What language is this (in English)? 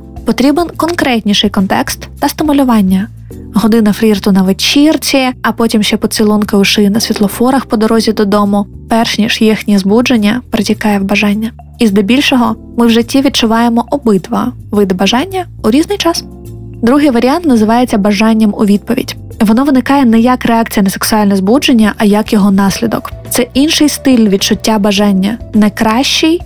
Ukrainian